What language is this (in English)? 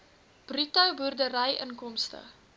Afrikaans